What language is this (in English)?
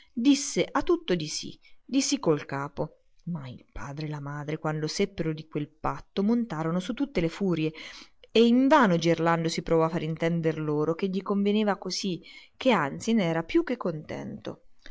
Italian